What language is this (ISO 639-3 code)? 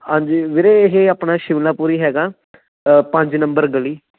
pan